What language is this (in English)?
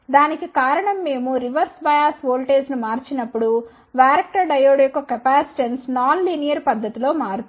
Telugu